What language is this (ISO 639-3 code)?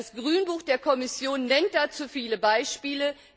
deu